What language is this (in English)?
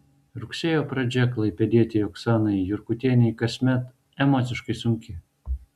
Lithuanian